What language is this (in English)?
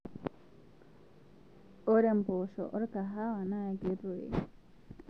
Masai